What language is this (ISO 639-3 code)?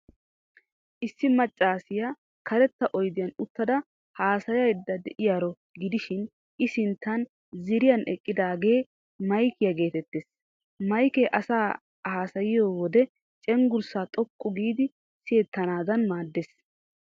wal